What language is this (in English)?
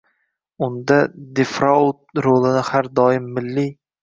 Uzbek